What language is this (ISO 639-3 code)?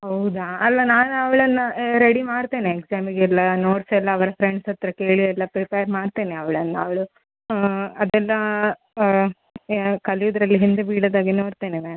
kan